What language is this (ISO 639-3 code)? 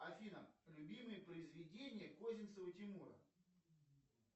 rus